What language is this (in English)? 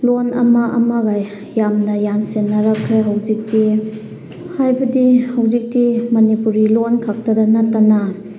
Manipuri